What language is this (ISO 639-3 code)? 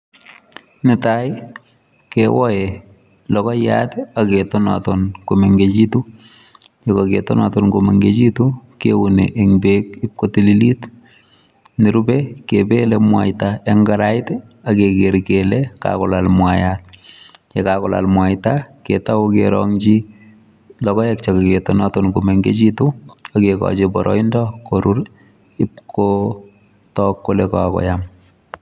kln